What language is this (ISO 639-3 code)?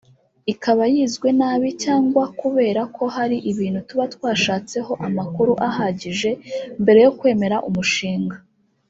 kin